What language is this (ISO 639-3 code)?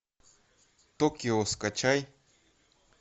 rus